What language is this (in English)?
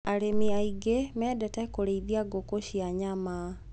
Kikuyu